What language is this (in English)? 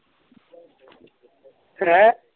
Punjabi